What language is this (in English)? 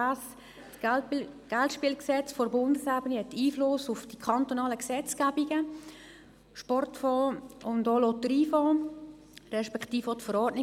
Swiss German